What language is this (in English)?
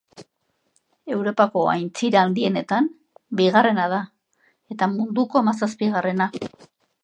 Basque